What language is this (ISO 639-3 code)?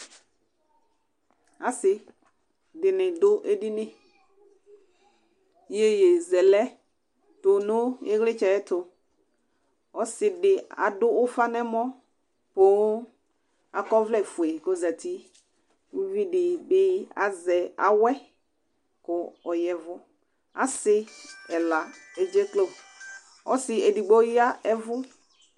kpo